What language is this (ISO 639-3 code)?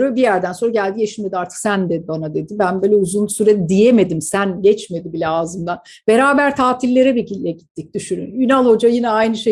tur